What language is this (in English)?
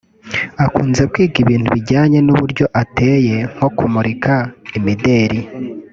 Kinyarwanda